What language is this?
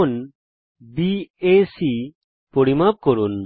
Bangla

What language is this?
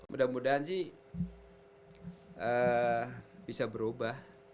Indonesian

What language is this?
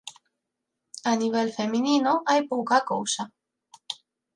Galician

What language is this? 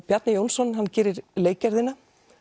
Icelandic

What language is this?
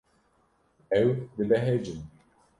Kurdish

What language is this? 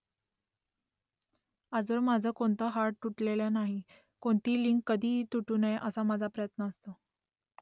Marathi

